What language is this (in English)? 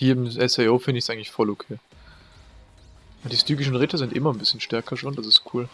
German